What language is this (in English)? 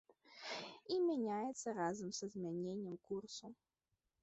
Belarusian